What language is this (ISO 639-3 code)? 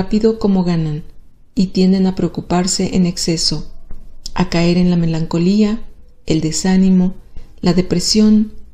spa